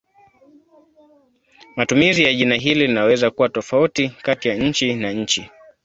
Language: Swahili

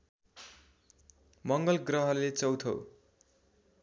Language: Nepali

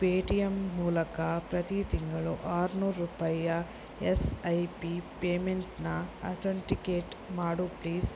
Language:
Kannada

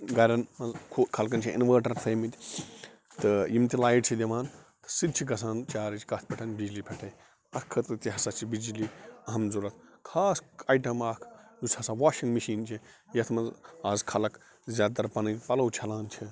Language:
Kashmiri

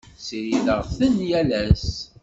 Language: Kabyle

